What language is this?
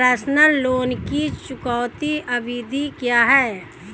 Hindi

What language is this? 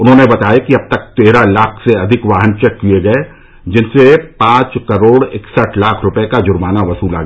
Hindi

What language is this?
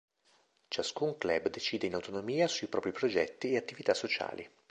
Italian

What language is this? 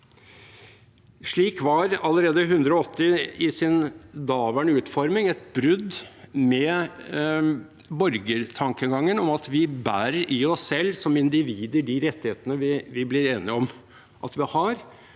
Norwegian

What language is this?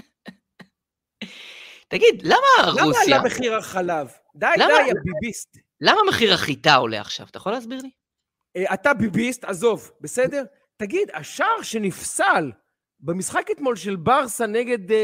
Hebrew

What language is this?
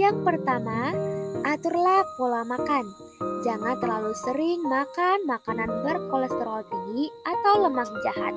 Indonesian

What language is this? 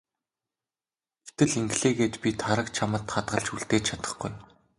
Mongolian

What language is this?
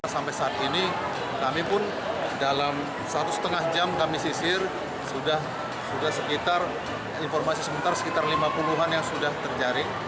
Indonesian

